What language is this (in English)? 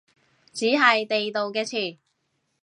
Cantonese